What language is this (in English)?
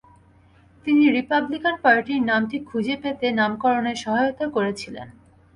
Bangla